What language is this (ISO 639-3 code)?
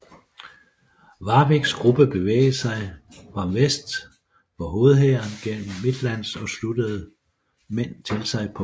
dan